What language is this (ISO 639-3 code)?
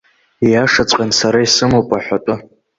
abk